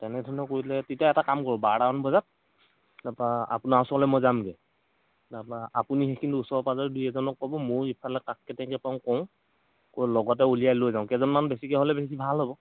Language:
Assamese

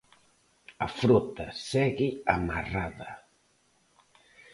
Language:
Galician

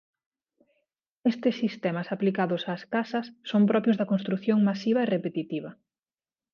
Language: Galician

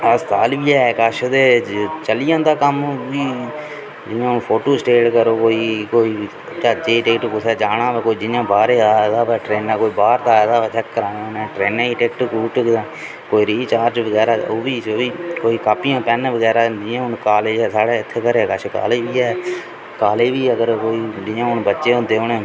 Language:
Dogri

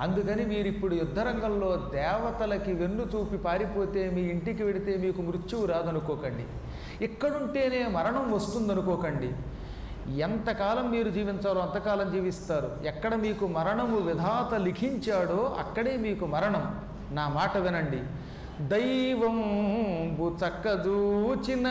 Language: Telugu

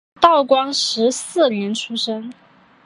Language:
Chinese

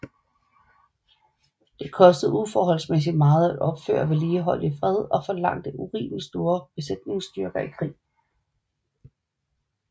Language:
Danish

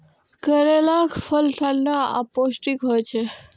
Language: Maithili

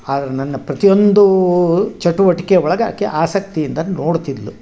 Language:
Kannada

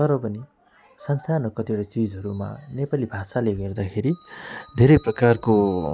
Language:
Nepali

